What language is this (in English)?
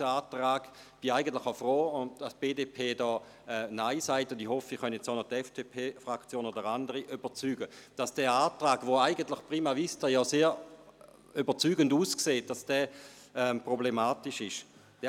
Swiss German